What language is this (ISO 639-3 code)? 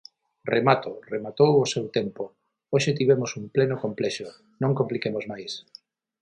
glg